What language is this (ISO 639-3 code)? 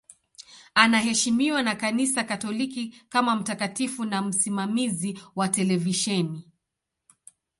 swa